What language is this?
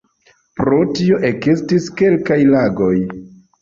Esperanto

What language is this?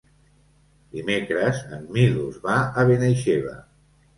Catalan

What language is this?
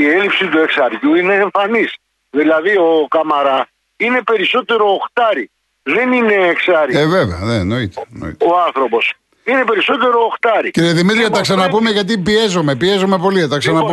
Greek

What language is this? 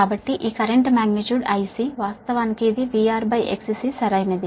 Telugu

